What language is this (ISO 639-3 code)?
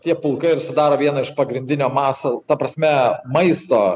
lit